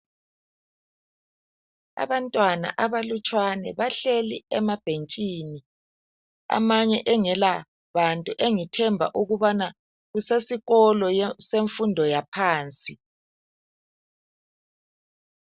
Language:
North Ndebele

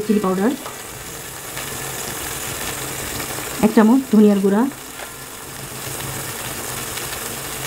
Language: Indonesian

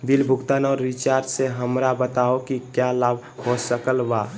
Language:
Magahi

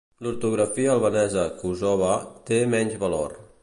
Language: Catalan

